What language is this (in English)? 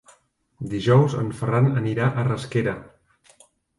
Catalan